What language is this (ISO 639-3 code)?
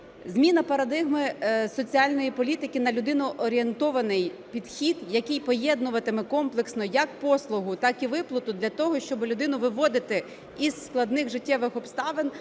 ukr